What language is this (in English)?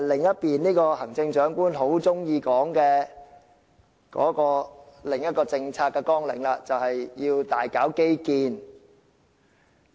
Cantonese